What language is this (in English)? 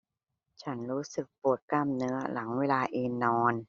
Thai